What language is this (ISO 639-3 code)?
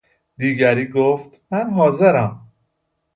fas